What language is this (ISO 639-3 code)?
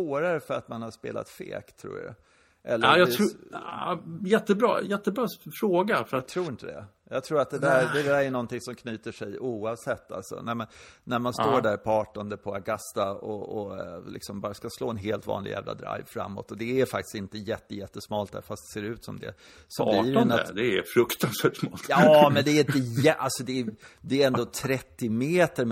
swe